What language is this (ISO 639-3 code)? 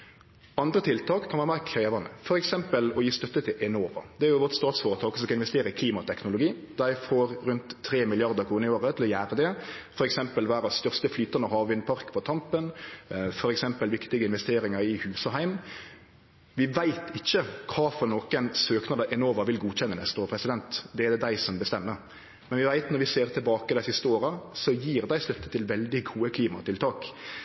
nno